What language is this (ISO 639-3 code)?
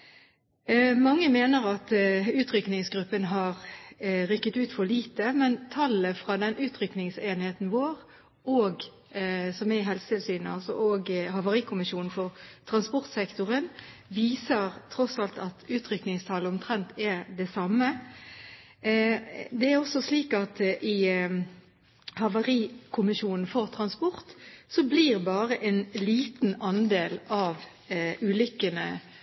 nob